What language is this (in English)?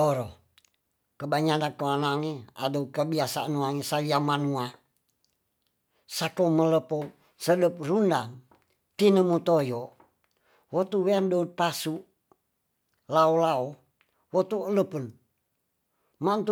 Tonsea